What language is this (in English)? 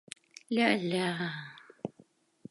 Mari